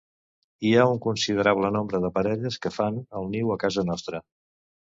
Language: Catalan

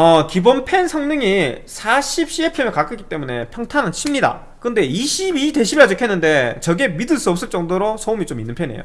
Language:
Korean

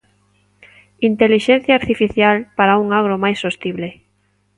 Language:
Galician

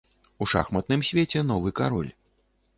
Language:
Belarusian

